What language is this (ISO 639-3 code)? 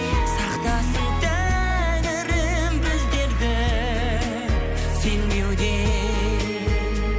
kaz